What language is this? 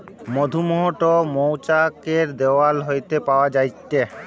Bangla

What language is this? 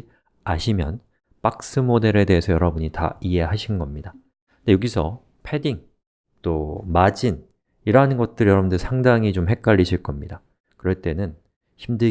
Korean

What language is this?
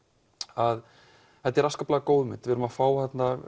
Icelandic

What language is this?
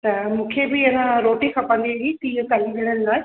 Sindhi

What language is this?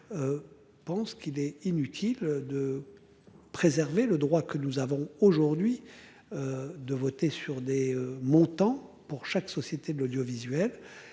French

